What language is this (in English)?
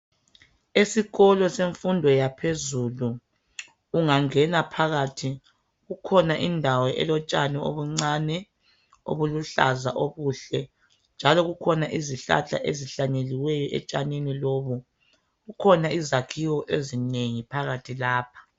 North Ndebele